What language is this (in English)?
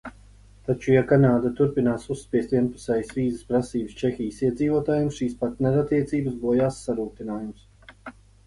Latvian